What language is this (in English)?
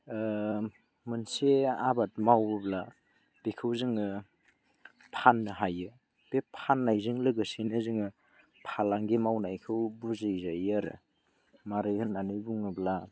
Bodo